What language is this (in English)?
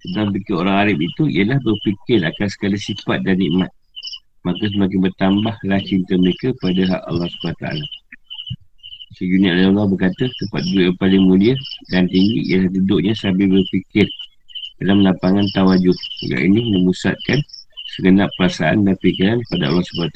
Malay